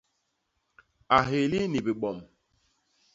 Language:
Basaa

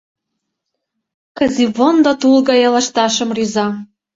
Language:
Mari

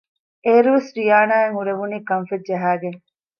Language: Divehi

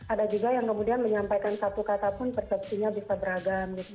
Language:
Indonesian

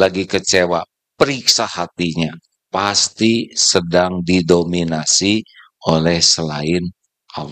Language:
Indonesian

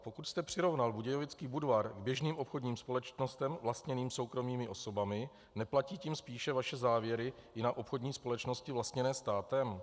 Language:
Czech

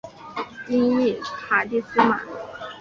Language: Chinese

